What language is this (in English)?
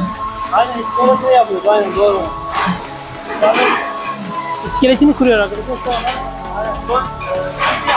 Turkish